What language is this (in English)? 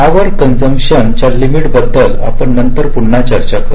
Marathi